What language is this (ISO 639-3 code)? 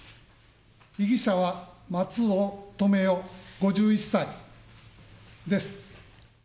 jpn